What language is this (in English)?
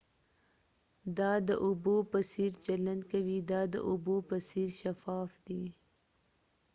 Pashto